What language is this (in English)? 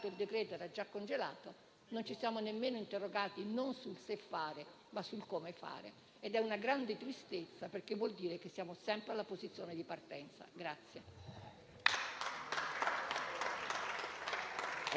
Italian